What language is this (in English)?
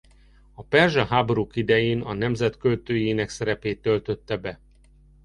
Hungarian